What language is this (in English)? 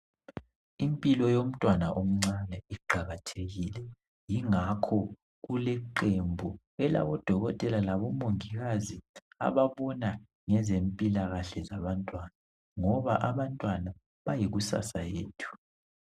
North Ndebele